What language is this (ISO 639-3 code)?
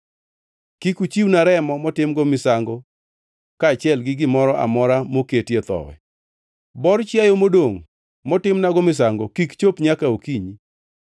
luo